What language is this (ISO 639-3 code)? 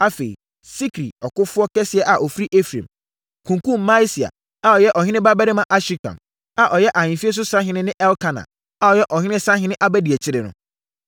aka